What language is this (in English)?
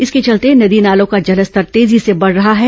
Hindi